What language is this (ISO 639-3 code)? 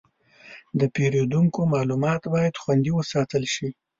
pus